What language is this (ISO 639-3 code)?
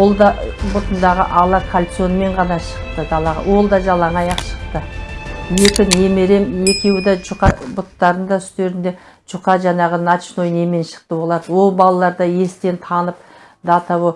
tur